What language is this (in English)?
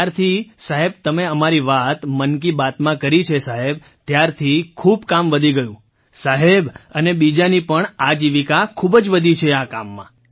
Gujarati